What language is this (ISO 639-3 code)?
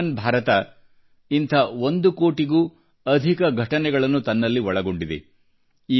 kan